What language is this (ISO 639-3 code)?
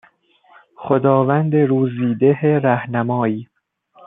fas